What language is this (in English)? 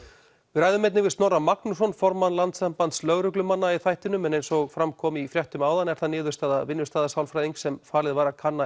Icelandic